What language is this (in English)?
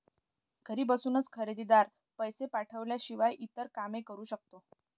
Marathi